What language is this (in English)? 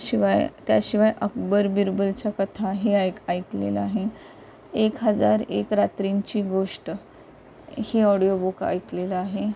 Marathi